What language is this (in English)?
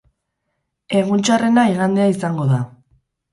Basque